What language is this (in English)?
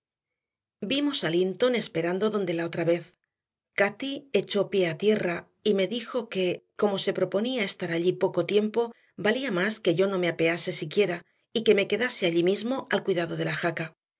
Spanish